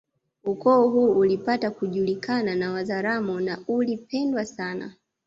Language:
Swahili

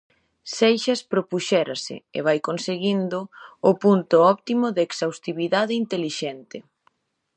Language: Galician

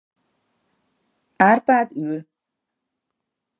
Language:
Hungarian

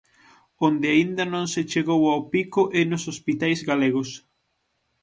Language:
Galician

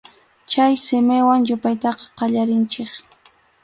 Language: Arequipa-La Unión Quechua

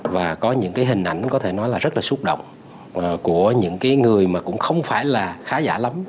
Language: Vietnamese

